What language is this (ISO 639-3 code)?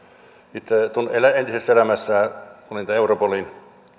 fin